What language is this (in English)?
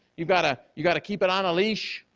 English